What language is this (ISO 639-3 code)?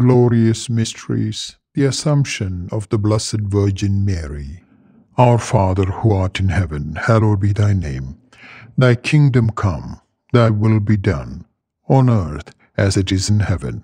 eng